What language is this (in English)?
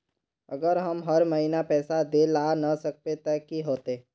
Magahi